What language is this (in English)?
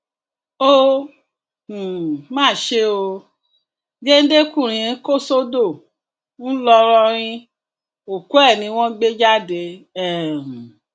Yoruba